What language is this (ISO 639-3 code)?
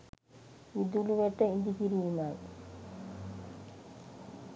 sin